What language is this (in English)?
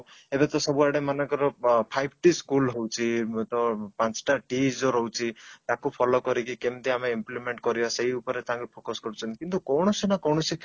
Odia